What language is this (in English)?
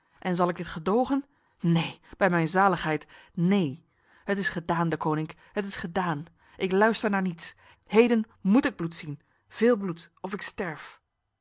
Dutch